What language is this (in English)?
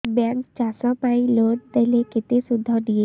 Odia